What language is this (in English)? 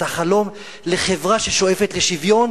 Hebrew